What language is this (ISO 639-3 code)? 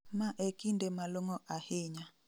luo